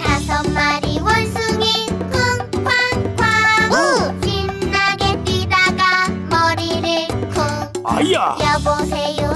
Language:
Korean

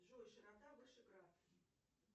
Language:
Russian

